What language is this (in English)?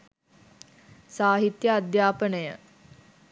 Sinhala